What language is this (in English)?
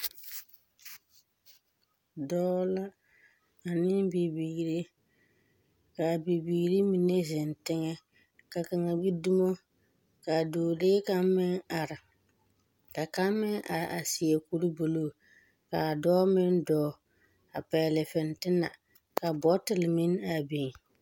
Southern Dagaare